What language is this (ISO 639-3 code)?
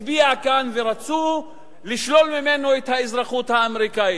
heb